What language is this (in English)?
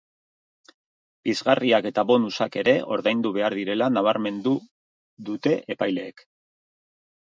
Basque